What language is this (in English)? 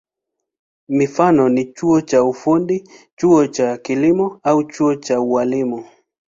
Swahili